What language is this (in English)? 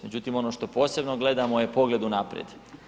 Croatian